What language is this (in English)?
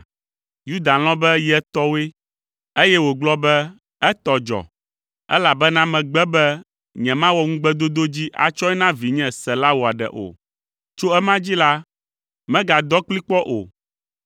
Ewe